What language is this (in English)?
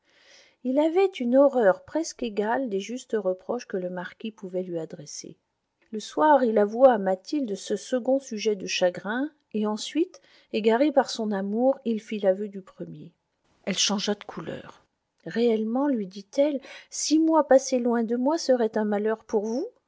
French